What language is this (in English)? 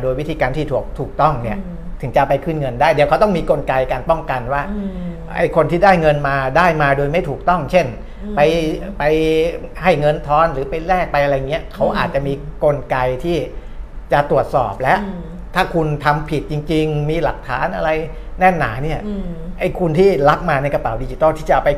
Thai